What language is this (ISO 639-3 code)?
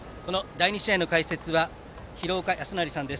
jpn